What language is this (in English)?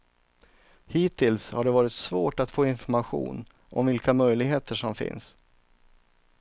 Swedish